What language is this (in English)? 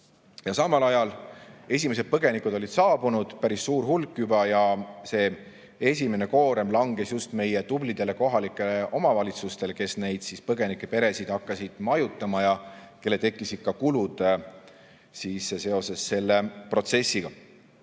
Estonian